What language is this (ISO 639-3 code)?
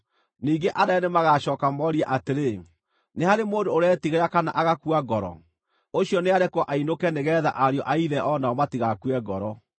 kik